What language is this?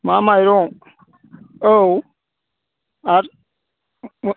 Bodo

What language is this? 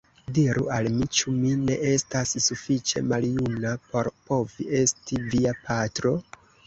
Esperanto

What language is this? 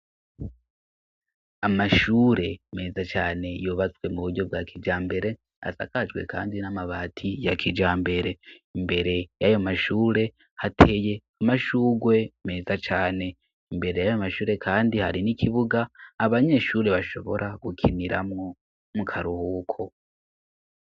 Rundi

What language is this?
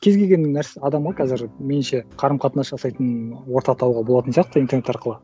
Kazakh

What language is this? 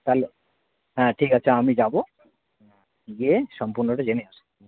Bangla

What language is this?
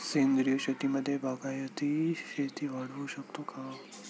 Marathi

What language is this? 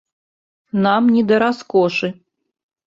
Belarusian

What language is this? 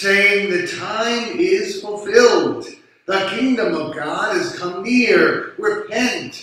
English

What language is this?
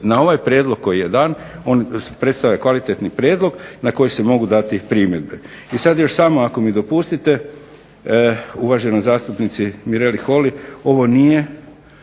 Croatian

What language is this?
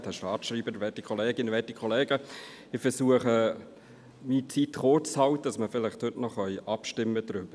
Swiss German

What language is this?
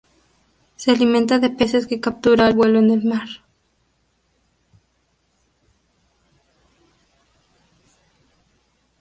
Spanish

